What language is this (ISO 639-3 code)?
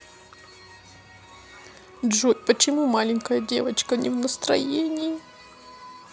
rus